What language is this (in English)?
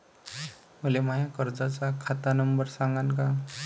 Marathi